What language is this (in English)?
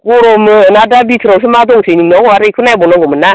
Bodo